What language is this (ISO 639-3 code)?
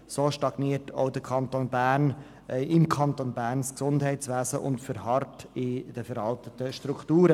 gsw